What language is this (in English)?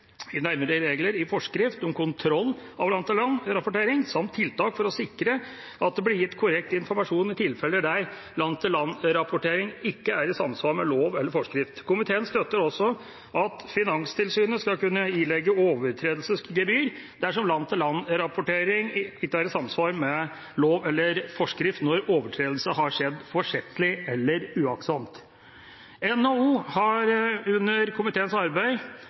Norwegian Bokmål